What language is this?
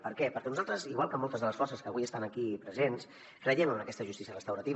Catalan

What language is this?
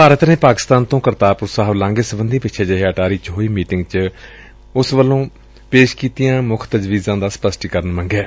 Punjabi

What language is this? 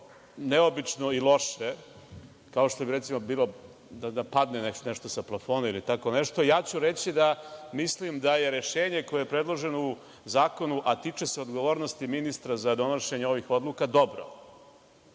Serbian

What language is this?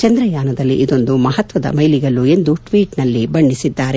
Kannada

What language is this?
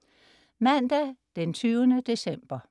Danish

